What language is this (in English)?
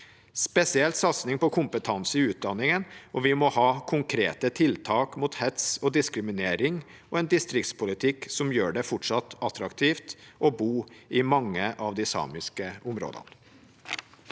Norwegian